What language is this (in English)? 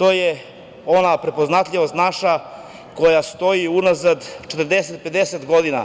Serbian